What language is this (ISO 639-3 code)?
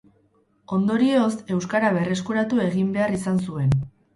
eus